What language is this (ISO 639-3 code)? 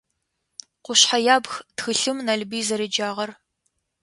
ady